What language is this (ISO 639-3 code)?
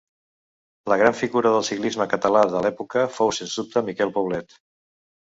cat